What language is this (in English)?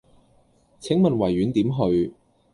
Cantonese